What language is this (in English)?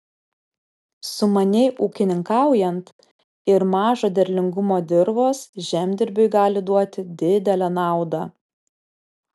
Lithuanian